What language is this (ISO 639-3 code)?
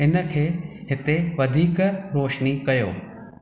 snd